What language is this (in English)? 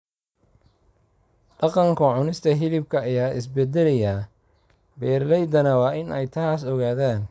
Somali